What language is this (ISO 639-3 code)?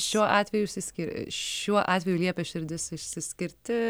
lit